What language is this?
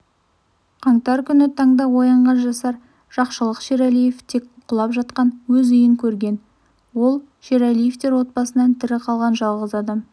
Kazakh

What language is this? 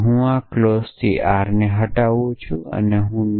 Gujarati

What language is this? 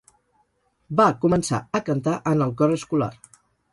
Catalan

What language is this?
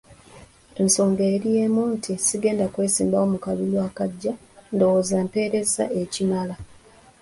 Ganda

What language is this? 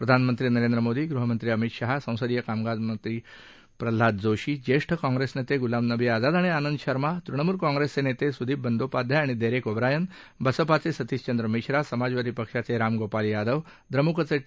Marathi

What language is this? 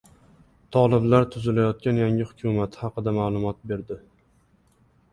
Uzbek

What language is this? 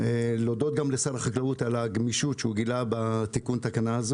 Hebrew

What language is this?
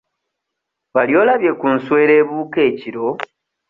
Ganda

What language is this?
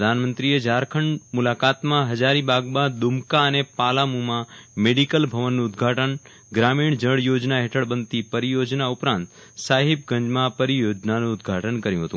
Gujarati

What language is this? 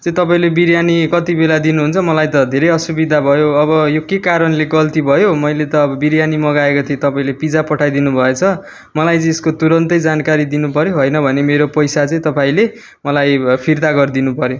Nepali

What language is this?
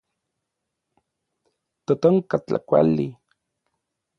Orizaba Nahuatl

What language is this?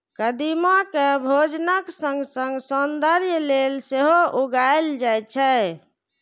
Maithili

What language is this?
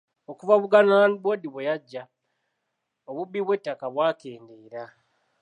Ganda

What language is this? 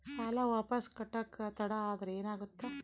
Kannada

